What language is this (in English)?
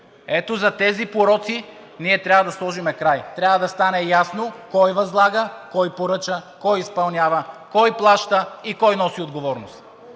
Bulgarian